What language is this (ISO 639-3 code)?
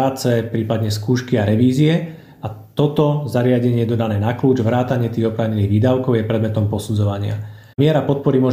slk